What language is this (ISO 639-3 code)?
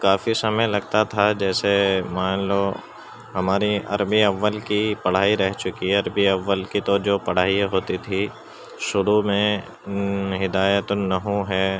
urd